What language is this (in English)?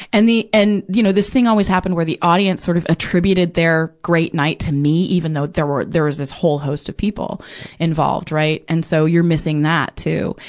English